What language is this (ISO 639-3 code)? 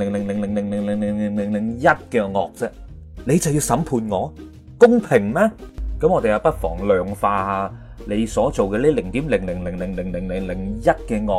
zho